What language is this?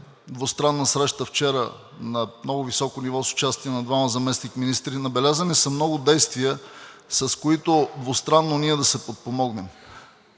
Bulgarian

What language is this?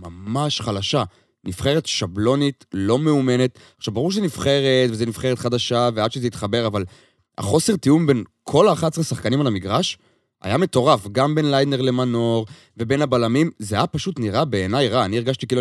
Hebrew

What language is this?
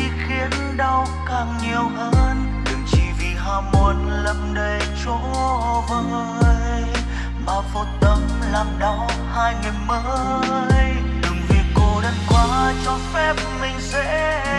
Vietnamese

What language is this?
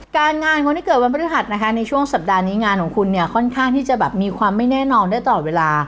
Thai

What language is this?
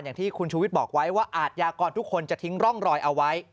Thai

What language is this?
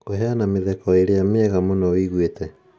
Kikuyu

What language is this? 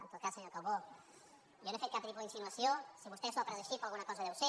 Catalan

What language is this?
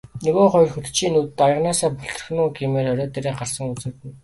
Mongolian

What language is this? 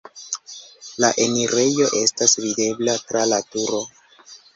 Esperanto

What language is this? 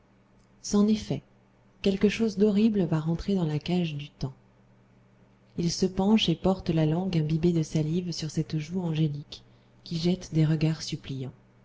French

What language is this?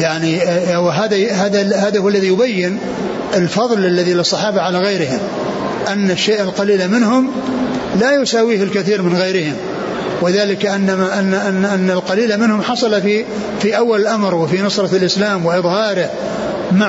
Arabic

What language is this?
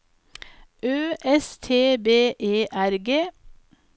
Norwegian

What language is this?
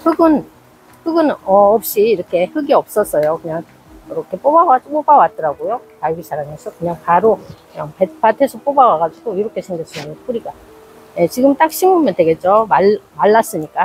Korean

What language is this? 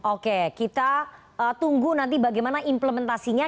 Indonesian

